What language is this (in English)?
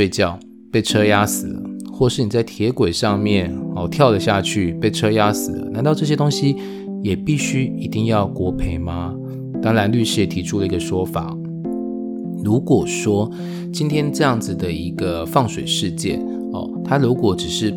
Chinese